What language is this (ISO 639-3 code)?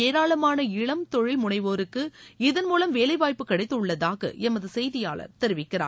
tam